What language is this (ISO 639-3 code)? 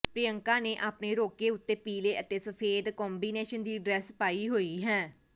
pan